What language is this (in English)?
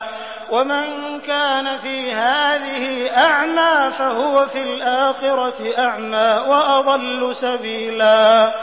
Arabic